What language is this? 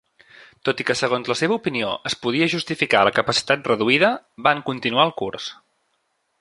Catalan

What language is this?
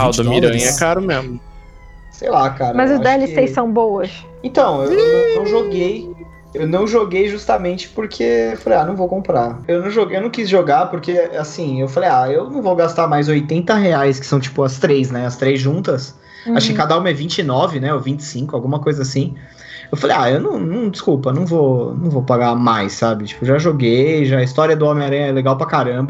Portuguese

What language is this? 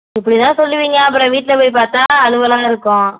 Tamil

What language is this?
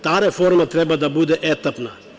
Serbian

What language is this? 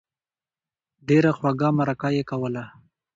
Pashto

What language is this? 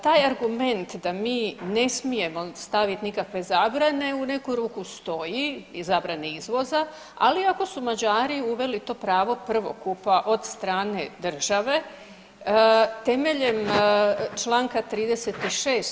Croatian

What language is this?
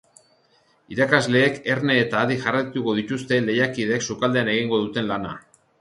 Basque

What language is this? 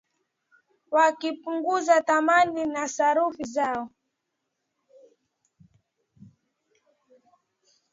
Swahili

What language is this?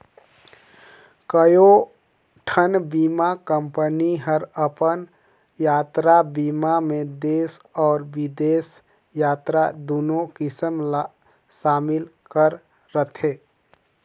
Chhattisgarhi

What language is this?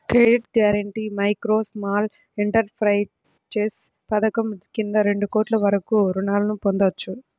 Telugu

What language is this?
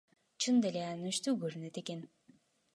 Kyrgyz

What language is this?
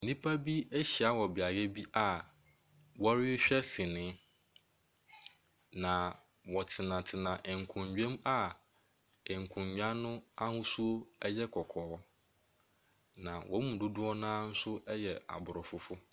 Akan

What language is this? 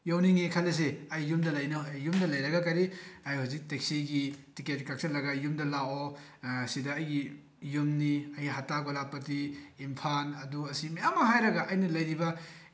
Manipuri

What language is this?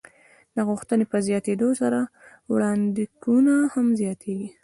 Pashto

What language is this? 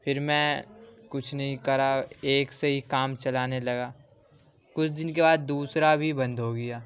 Urdu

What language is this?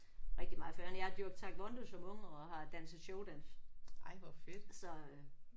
Danish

